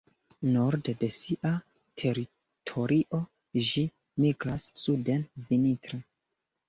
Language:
Esperanto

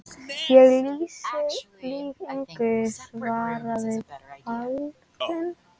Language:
Icelandic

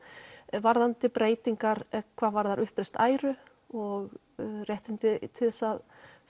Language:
Icelandic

